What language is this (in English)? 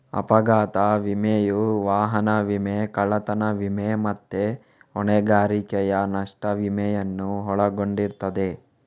Kannada